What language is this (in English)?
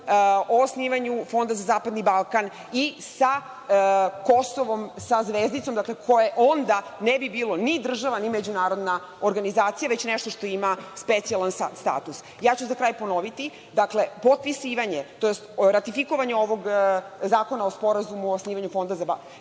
Serbian